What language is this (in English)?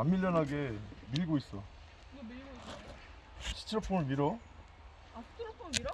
Korean